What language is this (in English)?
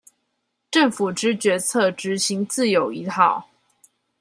Chinese